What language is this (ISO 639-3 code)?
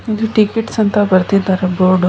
kan